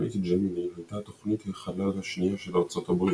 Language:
Hebrew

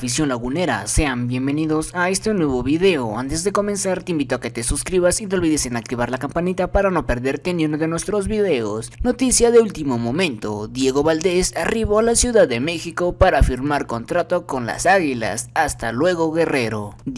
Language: Spanish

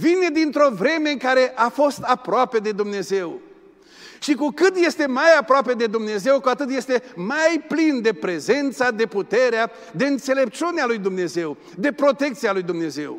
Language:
Romanian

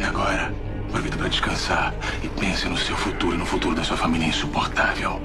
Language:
Portuguese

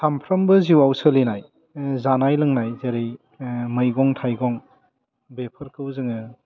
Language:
Bodo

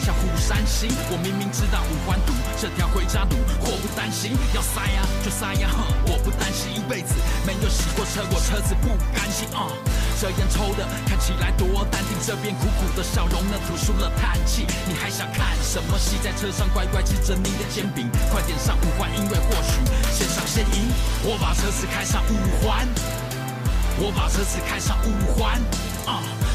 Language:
Chinese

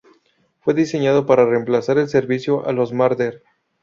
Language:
Spanish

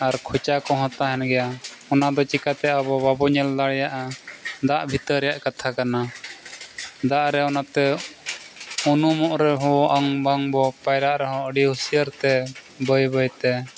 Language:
Santali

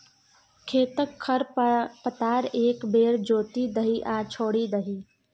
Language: Maithili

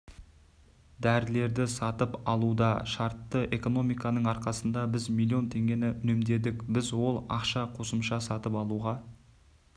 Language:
Kazakh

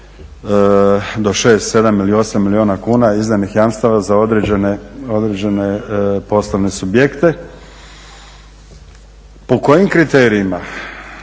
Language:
Croatian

